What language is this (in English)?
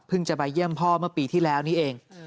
Thai